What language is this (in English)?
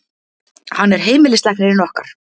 Icelandic